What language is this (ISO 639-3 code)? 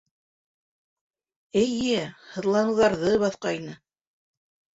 bak